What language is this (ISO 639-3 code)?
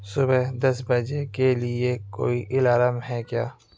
urd